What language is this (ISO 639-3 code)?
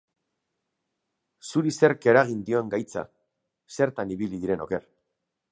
eus